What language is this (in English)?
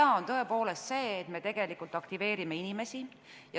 Estonian